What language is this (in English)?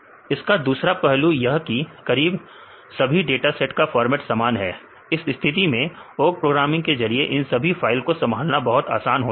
Hindi